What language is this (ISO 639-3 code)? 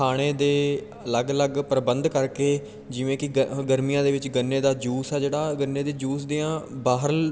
pan